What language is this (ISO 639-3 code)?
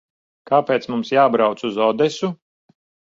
lav